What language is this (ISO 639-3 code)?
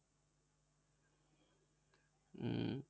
ben